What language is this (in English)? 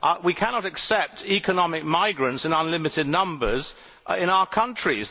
English